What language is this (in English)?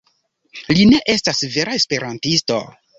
Esperanto